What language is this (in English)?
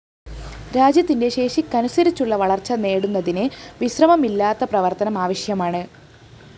Malayalam